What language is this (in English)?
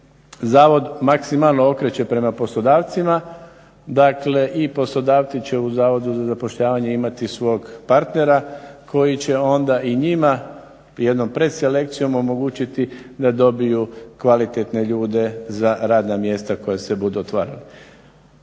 Croatian